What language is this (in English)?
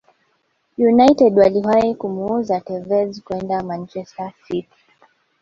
Swahili